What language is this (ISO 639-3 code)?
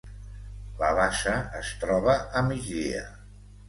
cat